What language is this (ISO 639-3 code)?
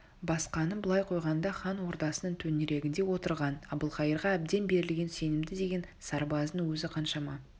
kaz